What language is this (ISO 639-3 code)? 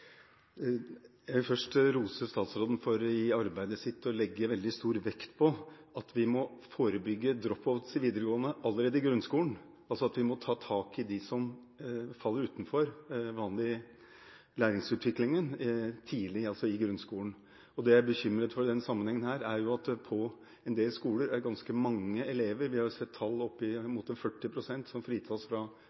nob